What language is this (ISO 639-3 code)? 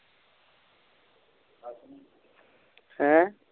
pan